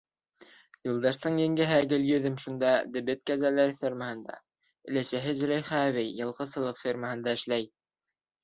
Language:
Bashkir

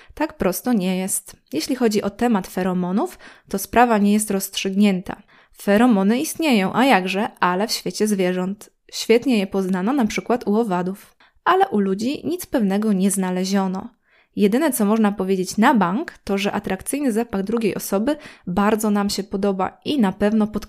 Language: Polish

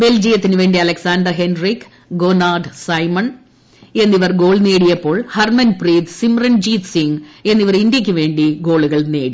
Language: Malayalam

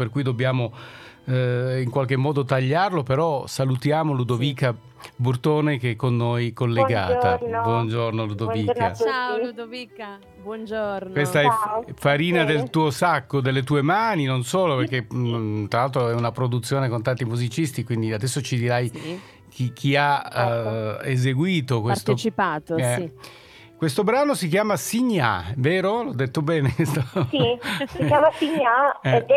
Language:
Italian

